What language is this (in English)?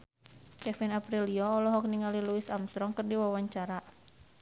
Sundanese